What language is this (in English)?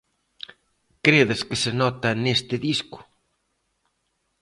Galician